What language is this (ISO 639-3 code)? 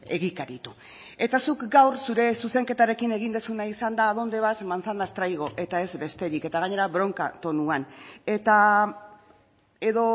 eus